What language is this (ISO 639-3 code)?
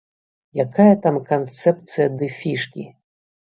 bel